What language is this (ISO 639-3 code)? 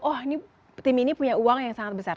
ind